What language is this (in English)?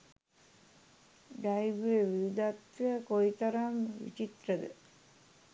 Sinhala